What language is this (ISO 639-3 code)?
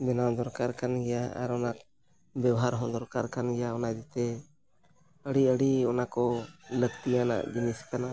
sat